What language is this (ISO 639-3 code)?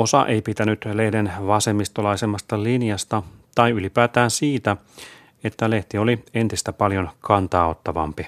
fin